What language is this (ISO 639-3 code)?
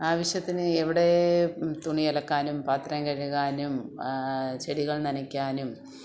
mal